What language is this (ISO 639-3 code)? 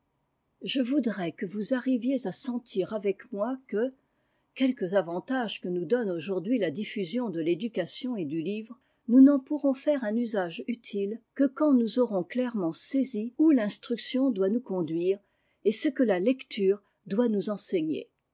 fra